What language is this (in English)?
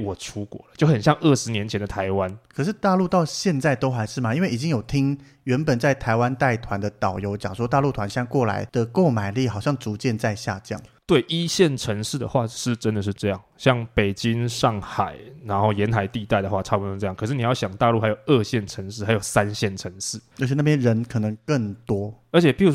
Chinese